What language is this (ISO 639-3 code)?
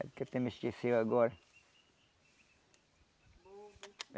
por